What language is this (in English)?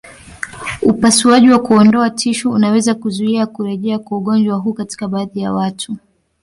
Swahili